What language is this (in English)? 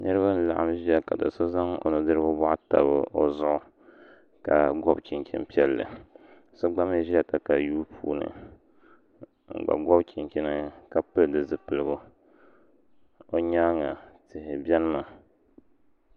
Dagbani